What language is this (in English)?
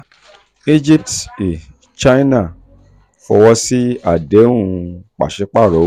Yoruba